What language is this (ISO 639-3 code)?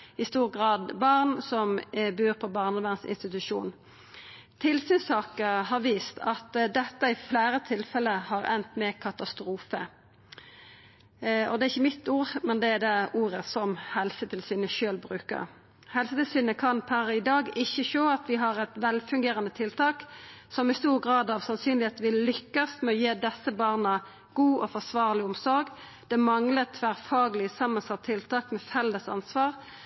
nno